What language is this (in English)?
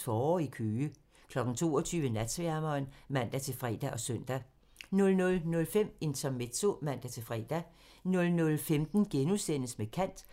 Danish